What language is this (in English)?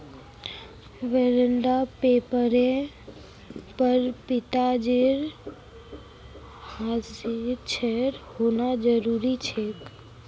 Magahi